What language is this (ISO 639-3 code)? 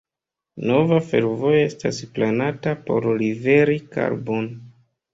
epo